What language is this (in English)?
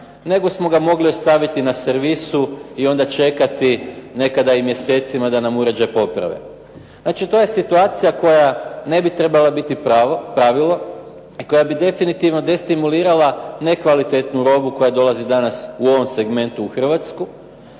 Croatian